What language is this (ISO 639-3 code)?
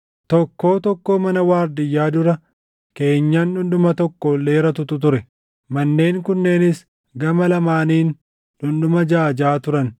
orm